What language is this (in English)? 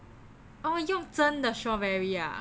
English